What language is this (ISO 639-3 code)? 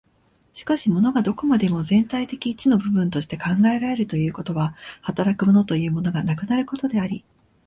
jpn